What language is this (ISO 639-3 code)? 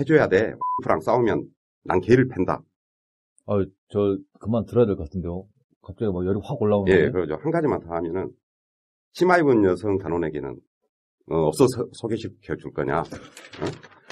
kor